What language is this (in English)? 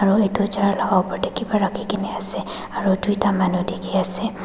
Naga Pidgin